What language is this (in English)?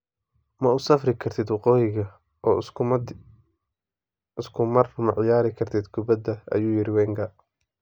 Somali